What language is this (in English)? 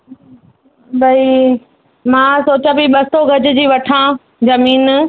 Sindhi